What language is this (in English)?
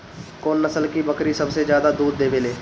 Bhojpuri